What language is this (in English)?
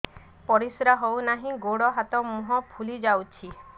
Odia